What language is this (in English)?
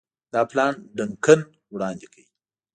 Pashto